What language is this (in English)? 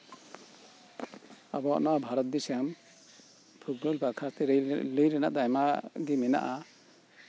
Santali